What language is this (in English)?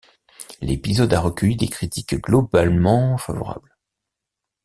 French